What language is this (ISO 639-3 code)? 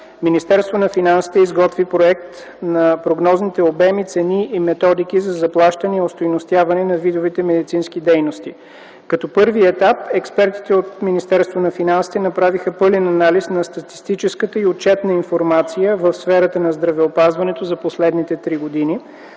bul